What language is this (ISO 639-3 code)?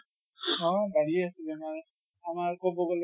asm